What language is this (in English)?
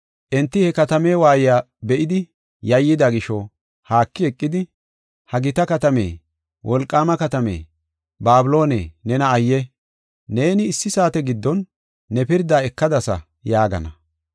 Gofa